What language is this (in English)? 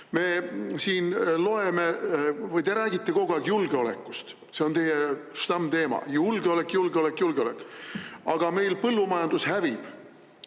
Estonian